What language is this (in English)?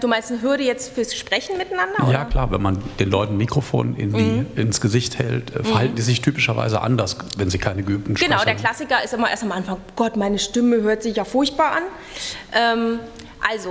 German